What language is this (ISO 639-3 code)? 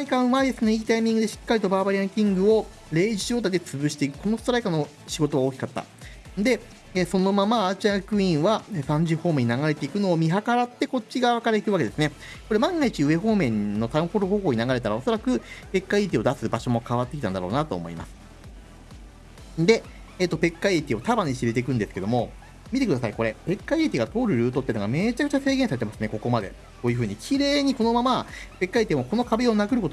jpn